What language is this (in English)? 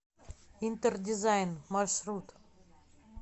Russian